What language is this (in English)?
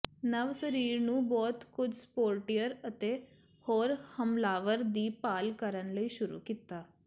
Punjabi